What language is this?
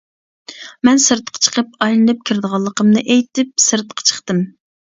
Uyghur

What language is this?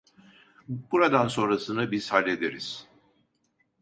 Turkish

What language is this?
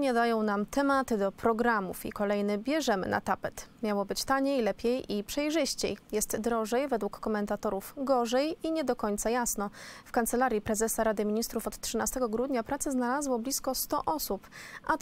Polish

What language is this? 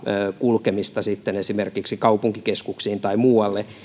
Finnish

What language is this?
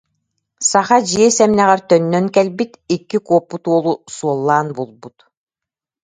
Yakut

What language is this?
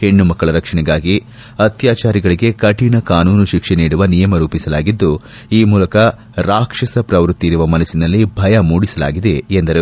Kannada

